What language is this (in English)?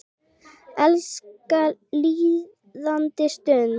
Icelandic